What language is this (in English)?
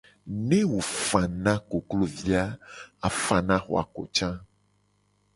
Gen